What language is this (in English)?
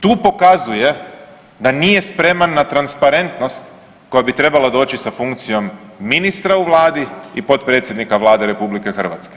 Croatian